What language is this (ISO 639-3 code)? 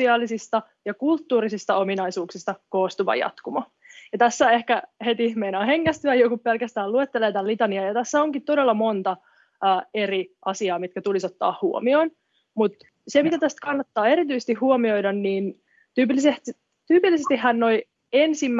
fin